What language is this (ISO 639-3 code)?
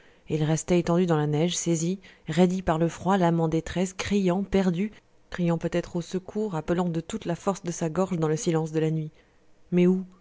fra